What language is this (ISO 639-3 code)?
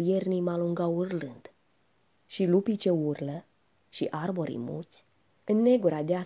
ron